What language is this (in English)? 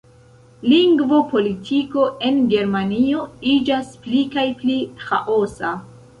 Esperanto